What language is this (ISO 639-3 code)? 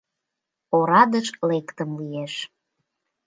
chm